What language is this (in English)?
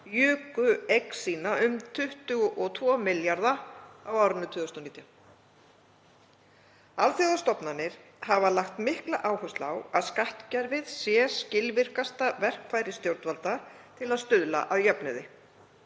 Icelandic